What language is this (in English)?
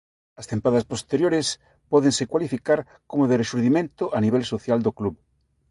Galician